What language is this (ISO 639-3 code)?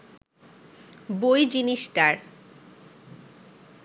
ben